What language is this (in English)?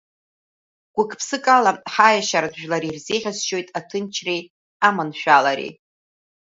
Abkhazian